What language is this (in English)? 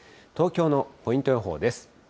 Japanese